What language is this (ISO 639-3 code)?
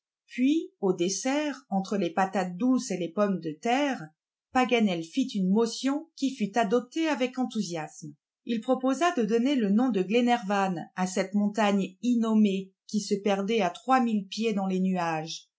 fra